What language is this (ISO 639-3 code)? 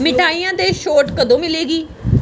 pan